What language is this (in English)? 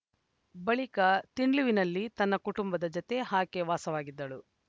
Kannada